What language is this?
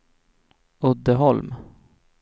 Swedish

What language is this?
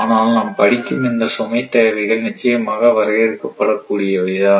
Tamil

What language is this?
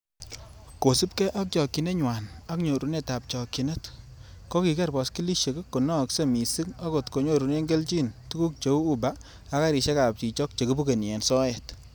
Kalenjin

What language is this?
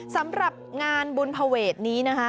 Thai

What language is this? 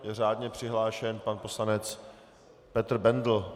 Czech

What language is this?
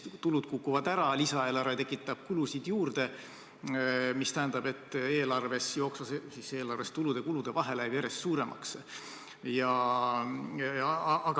Estonian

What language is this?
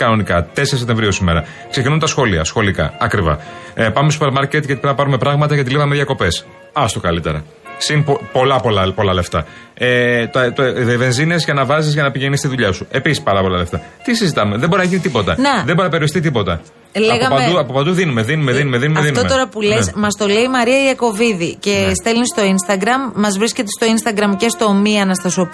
Greek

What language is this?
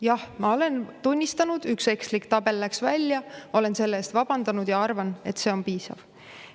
Estonian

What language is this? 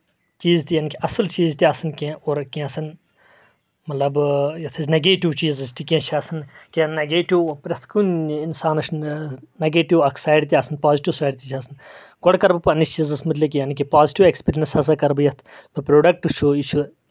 Kashmiri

